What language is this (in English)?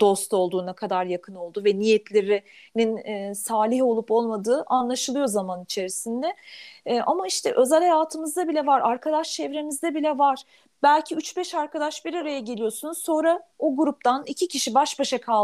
Turkish